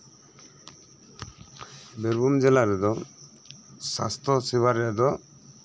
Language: Santali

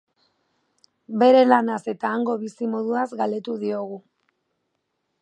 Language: Basque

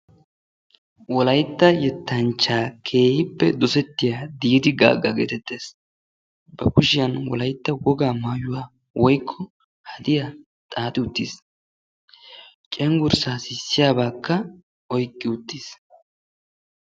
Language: Wolaytta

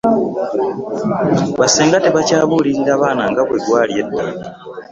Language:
Ganda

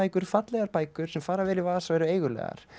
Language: Icelandic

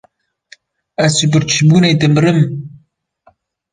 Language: Kurdish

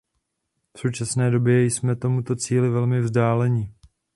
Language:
Czech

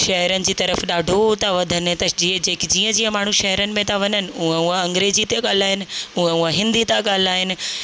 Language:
Sindhi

